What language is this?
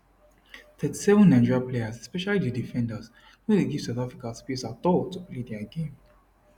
Nigerian Pidgin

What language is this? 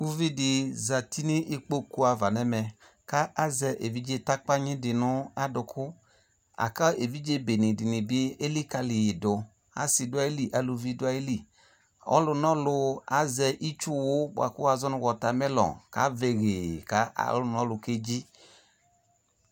Ikposo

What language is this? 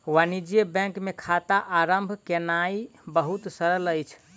Maithili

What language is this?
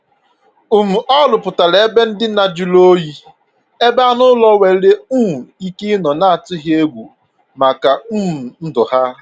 Igbo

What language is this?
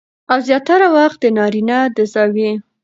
Pashto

